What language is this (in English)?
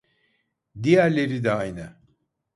Turkish